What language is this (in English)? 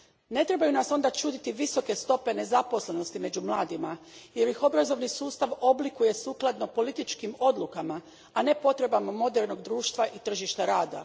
Croatian